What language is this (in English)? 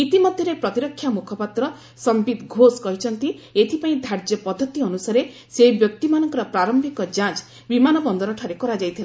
Odia